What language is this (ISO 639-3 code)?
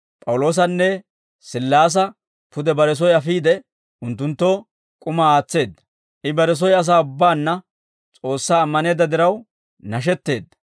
dwr